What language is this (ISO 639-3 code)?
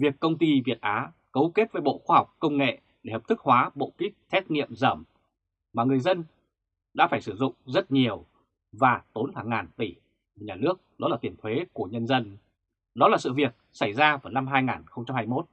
vie